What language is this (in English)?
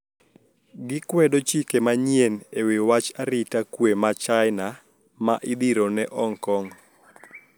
Luo (Kenya and Tanzania)